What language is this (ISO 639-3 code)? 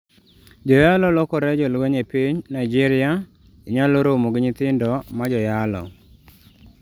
luo